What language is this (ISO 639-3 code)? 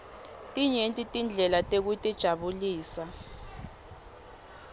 ssw